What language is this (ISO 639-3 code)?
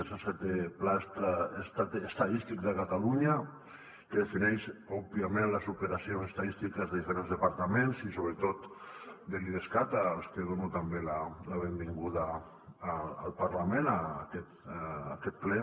cat